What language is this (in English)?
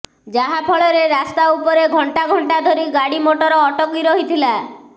Odia